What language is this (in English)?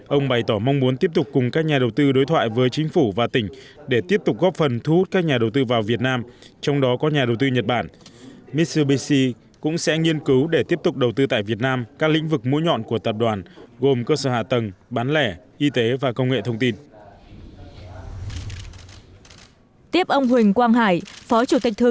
Vietnamese